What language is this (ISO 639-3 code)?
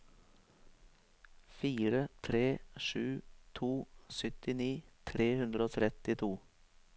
nor